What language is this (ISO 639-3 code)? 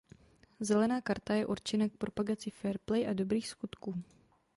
ces